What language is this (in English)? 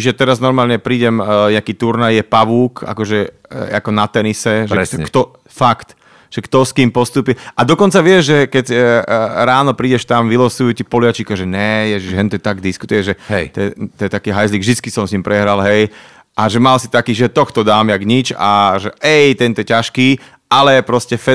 Slovak